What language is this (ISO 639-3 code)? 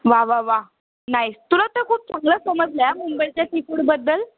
mar